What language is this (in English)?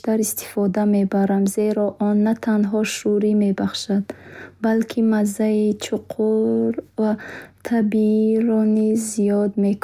Bukharic